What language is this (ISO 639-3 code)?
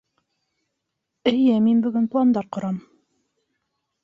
bak